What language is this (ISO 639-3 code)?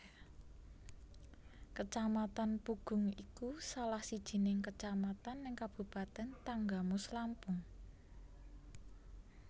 jav